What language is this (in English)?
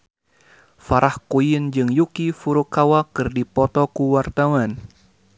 Sundanese